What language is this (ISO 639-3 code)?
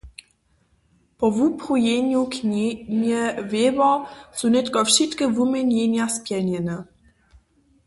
hsb